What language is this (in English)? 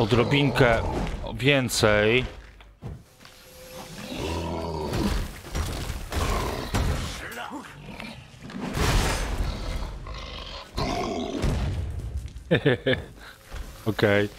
Polish